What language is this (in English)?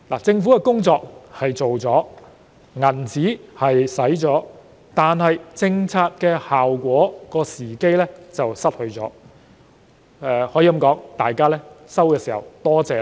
Cantonese